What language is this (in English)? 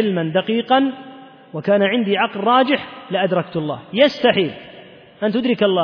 Arabic